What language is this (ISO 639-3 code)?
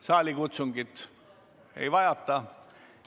est